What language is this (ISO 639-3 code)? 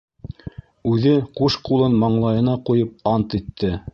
bak